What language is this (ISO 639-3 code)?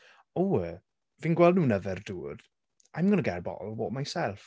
cym